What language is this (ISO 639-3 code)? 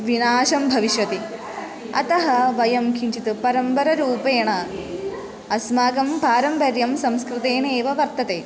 san